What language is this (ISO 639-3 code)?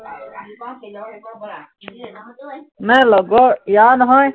asm